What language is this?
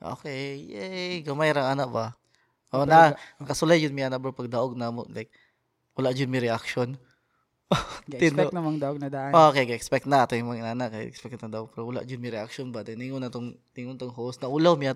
Filipino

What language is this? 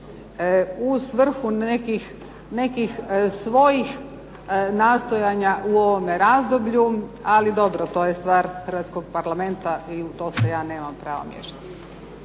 Croatian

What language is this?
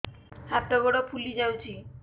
Odia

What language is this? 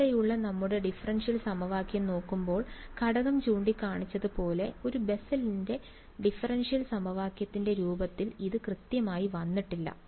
Malayalam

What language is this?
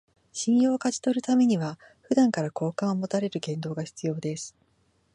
Japanese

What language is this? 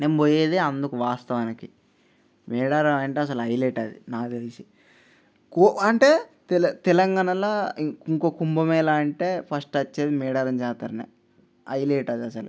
Telugu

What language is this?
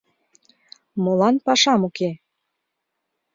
Mari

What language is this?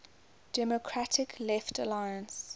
English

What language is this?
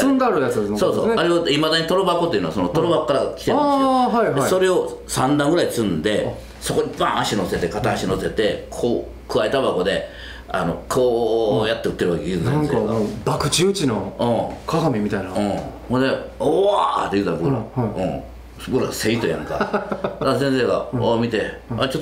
Japanese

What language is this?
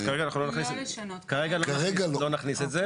Hebrew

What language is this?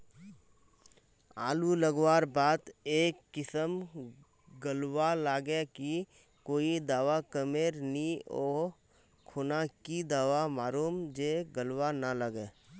Magahi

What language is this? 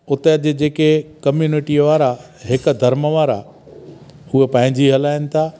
Sindhi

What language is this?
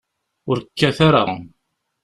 Kabyle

